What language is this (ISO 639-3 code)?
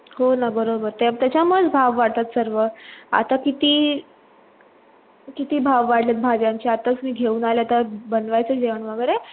mar